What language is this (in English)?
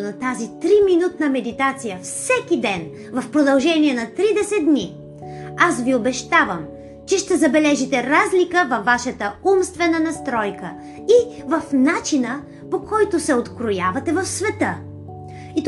Bulgarian